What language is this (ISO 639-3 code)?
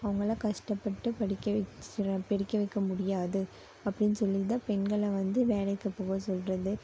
tam